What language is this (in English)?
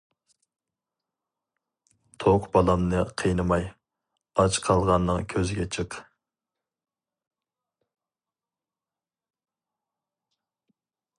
Uyghur